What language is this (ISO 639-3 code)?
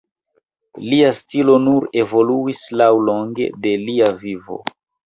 epo